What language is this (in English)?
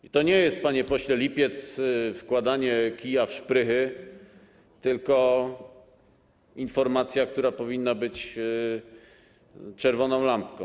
Polish